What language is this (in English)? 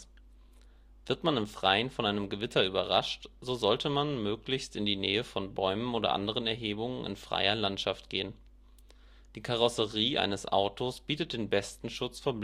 German